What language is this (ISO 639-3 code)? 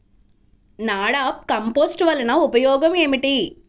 tel